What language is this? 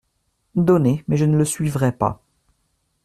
French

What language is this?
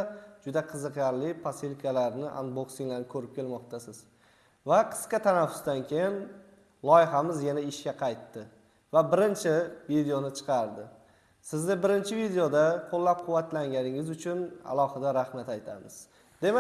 Turkish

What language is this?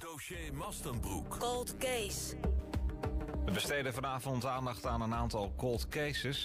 Dutch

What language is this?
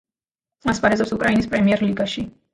Georgian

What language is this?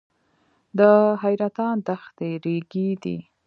Pashto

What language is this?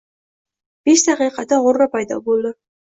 Uzbek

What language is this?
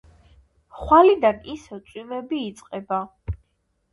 Georgian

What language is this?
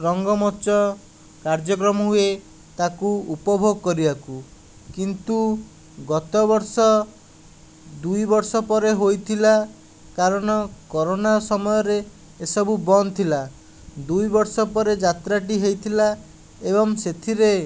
Odia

